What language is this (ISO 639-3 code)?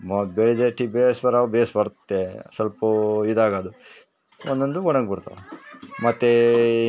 kan